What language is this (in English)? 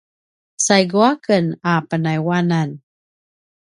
Paiwan